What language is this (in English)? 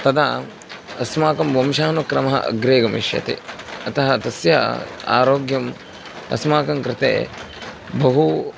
Sanskrit